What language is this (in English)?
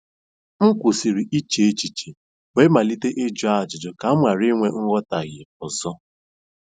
Igbo